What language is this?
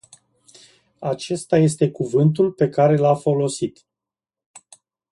Romanian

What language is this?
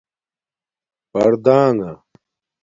Domaaki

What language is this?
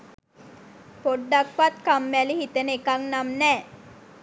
Sinhala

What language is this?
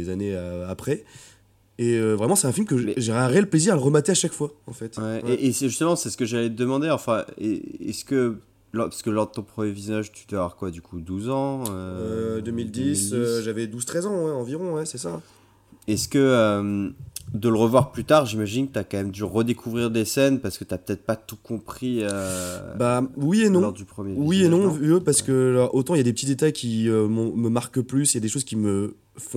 French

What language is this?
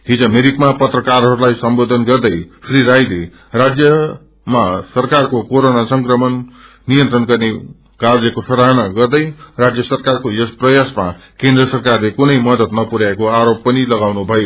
Nepali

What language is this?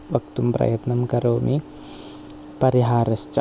Sanskrit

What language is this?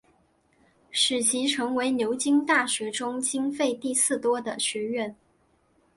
Chinese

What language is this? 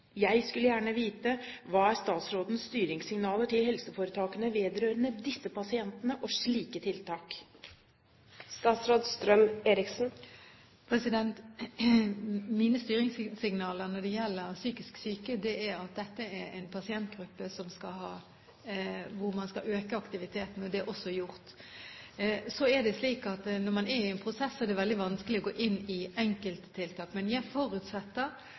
Norwegian Bokmål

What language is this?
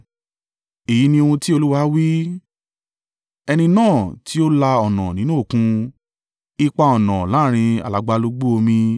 Yoruba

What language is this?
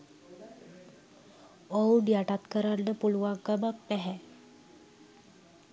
Sinhala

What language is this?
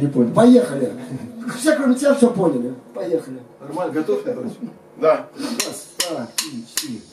Russian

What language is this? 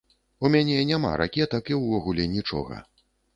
Belarusian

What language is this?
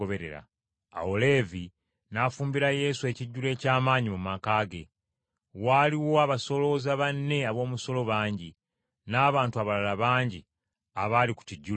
Ganda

